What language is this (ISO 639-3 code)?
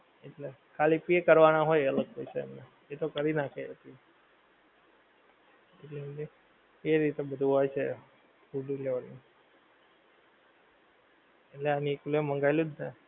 guj